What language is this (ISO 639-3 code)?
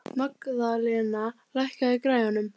isl